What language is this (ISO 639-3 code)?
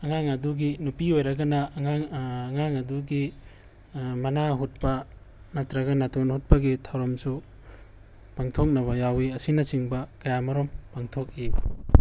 mni